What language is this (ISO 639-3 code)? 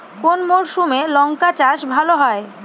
ben